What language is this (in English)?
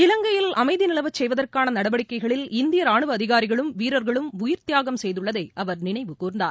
Tamil